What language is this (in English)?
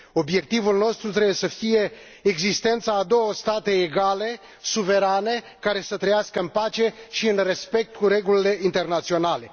Romanian